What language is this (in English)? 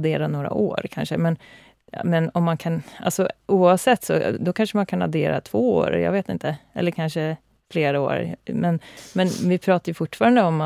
Swedish